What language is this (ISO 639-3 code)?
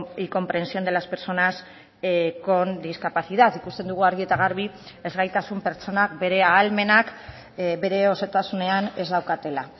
eus